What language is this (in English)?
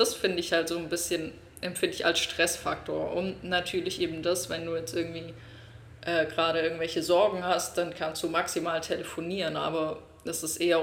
German